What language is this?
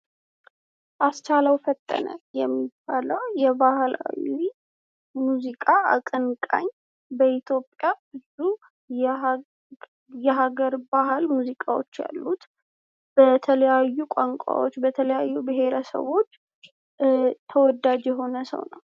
Amharic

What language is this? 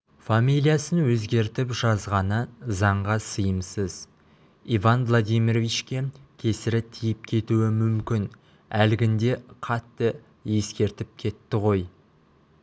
Kazakh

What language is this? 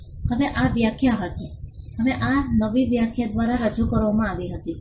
Gujarati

